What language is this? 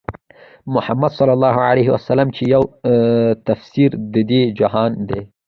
Pashto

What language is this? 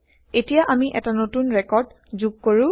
Assamese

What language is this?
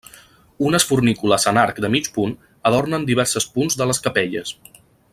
Catalan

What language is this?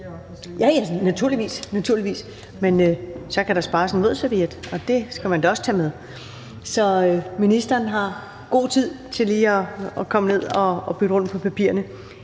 Danish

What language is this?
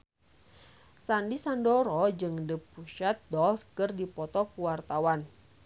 Sundanese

